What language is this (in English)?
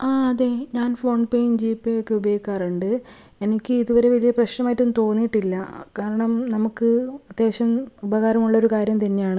Malayalam